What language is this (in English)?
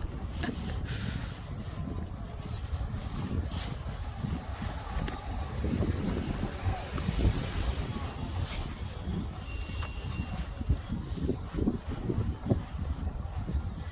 Korean